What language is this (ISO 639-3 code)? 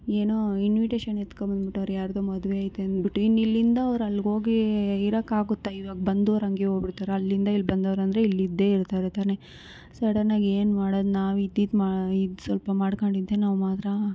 kan